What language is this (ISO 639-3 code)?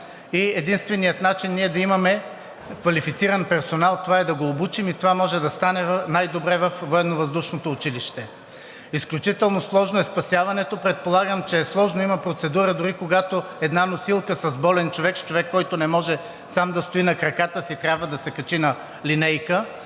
bul